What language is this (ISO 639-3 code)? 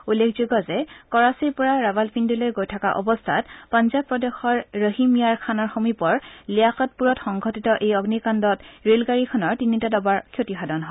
asm